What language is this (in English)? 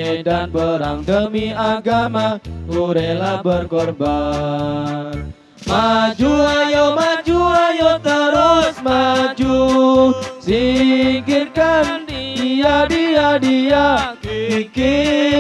Indonesian